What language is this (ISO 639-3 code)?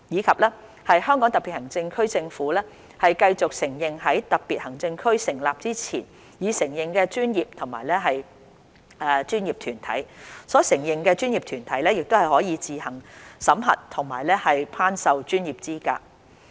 yue